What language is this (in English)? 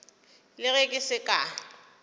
Northern Sotho